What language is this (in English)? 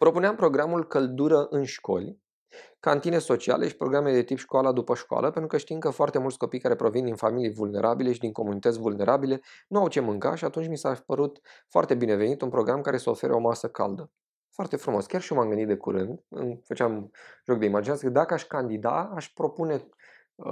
Romanian